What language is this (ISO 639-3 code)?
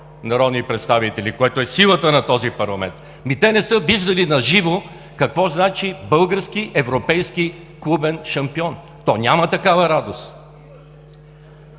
bul